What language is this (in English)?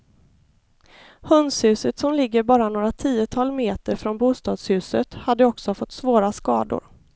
Swedish